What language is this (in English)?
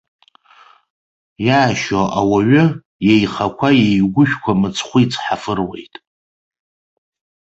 Abkhazian